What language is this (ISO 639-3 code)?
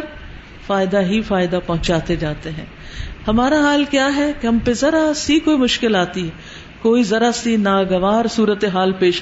urd